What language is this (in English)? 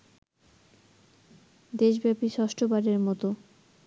Bangla